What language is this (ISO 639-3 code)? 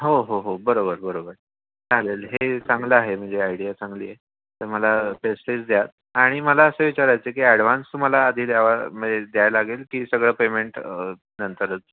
mar